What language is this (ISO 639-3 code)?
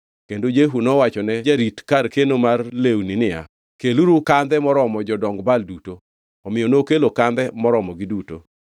luo